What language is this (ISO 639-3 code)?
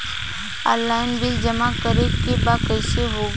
bho